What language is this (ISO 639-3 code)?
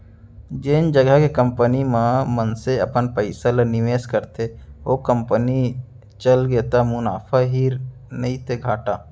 hne